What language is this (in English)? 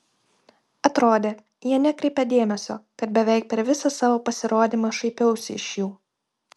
Lithuanian